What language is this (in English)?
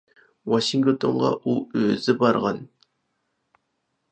Uyghur